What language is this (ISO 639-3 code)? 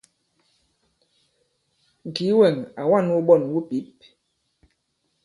abb